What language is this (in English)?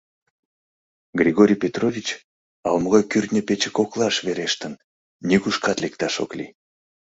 Mari